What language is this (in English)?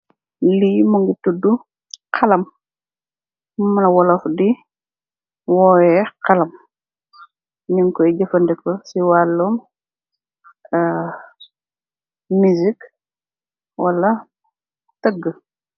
Wolof